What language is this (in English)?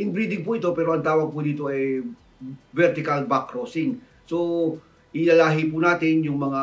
Filipino